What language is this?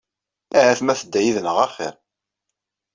Kabyle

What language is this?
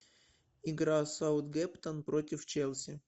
Russian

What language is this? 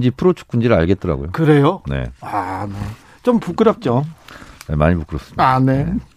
Korean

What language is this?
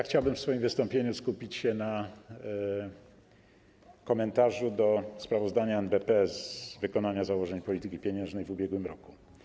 Polish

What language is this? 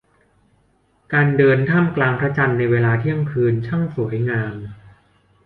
Thai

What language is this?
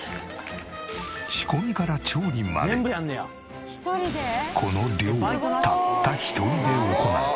Japanese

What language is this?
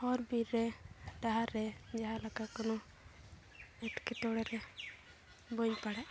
Santali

